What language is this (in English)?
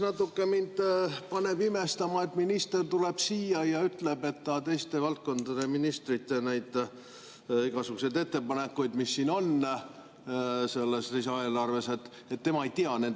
Estonian